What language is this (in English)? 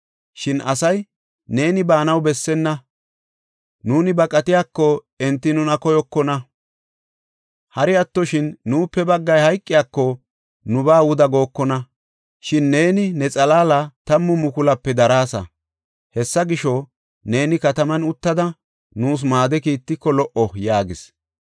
Gofa